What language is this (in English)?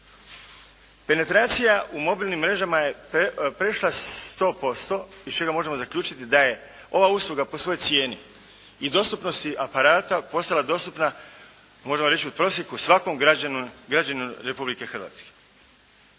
Croatian